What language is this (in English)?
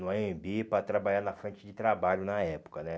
Portuguese